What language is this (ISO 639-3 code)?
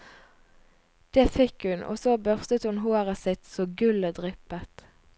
nor